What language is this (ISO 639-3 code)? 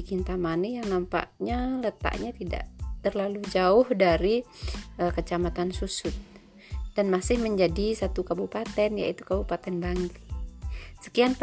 ind